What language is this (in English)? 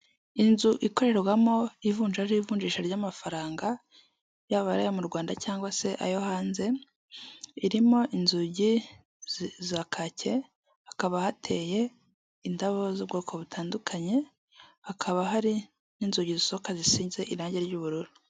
Kinyarwanda